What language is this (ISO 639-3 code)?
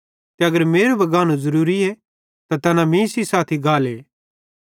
bhd